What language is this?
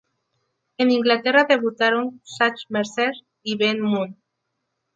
Spanish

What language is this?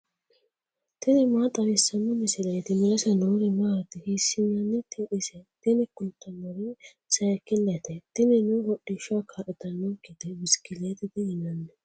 Sidamo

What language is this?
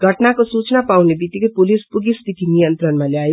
Nepali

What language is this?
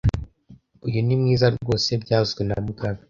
Kinyarwanda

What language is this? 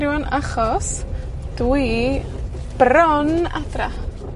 Welsh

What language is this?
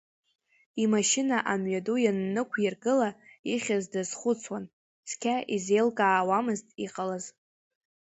Abkhazian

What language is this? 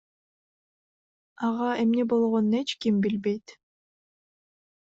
Kyrgyz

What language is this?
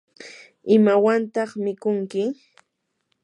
Yanahuanca Pasco Quechua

